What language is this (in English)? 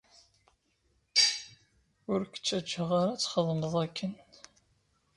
Kabyle